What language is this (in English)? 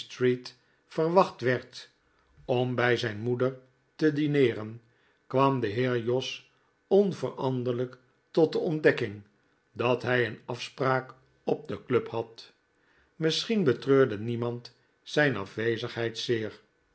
Dutch